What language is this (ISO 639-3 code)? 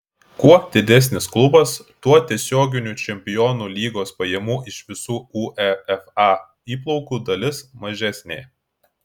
lit